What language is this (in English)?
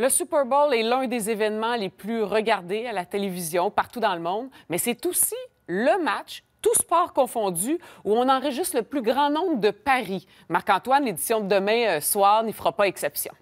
French